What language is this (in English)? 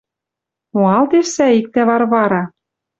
Western Mari